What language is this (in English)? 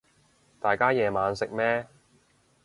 Cantonese